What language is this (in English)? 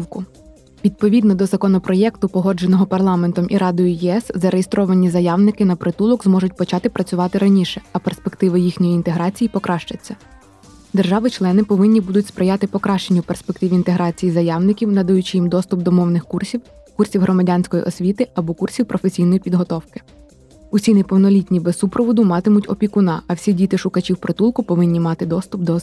Ukrainian